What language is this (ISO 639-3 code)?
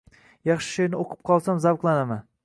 uzb